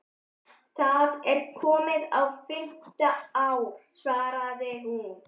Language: Icelandic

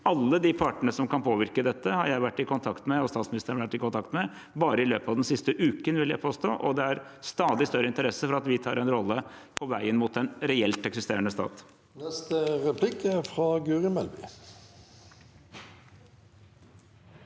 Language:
Norwegian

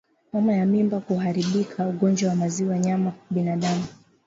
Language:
Swahili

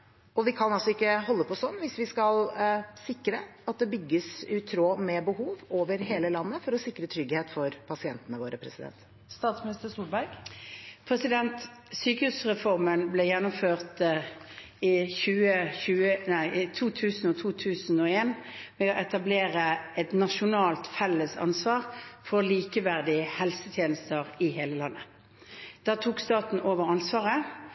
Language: Norwegian Bokmål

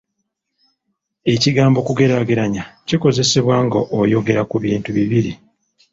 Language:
Ganda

